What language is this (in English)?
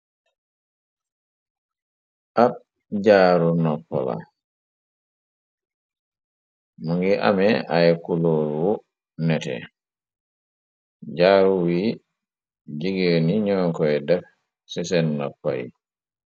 Wolof